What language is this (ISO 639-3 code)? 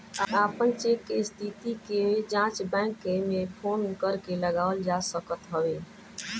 bho